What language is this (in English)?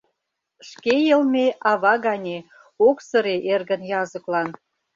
Mari